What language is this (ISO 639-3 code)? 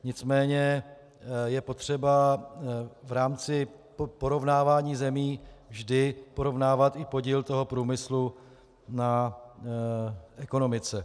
ces